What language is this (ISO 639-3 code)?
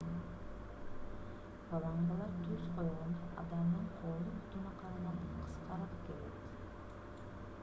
kir